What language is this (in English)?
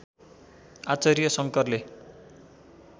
Nepali